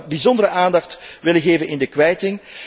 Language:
Dutch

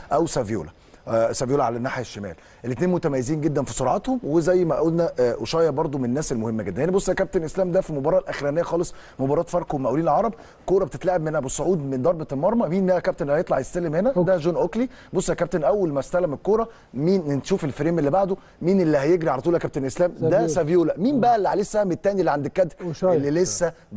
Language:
Arabic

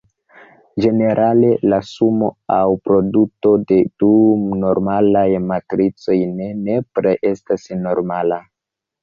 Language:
Esperanto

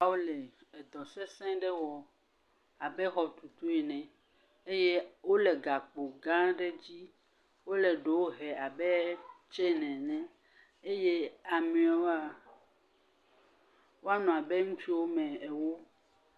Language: Ewe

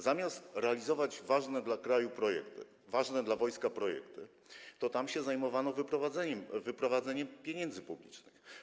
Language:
Polish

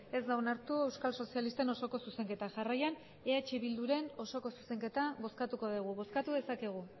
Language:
Basque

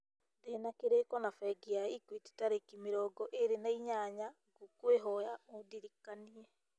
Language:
Kikuyu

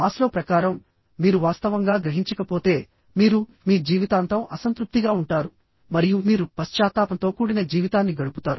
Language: Telugu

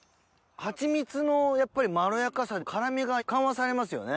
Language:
Japanese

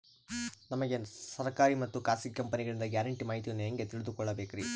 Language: Kannada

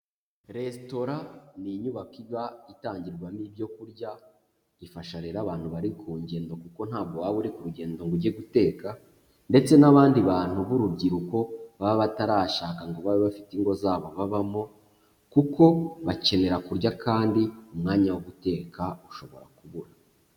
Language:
Kinyarwanda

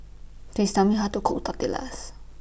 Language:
English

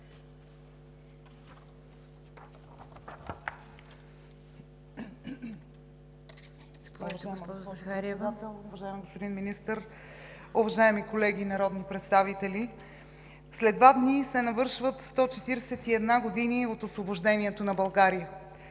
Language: Bulgarian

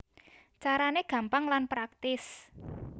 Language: Javanese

